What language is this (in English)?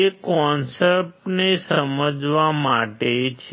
Gujarati